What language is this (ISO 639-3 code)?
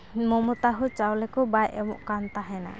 sat